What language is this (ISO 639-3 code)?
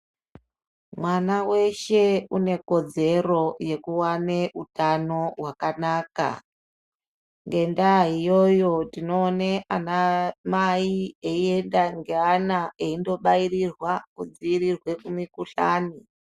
ndc